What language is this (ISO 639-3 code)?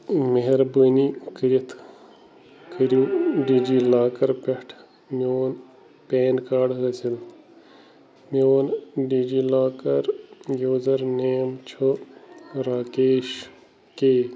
kas